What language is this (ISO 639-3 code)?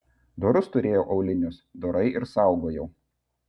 lit